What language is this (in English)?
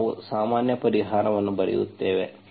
Kannada